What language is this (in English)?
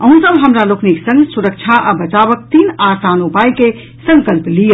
Maithili